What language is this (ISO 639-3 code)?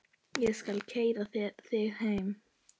isl